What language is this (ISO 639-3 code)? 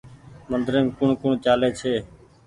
gig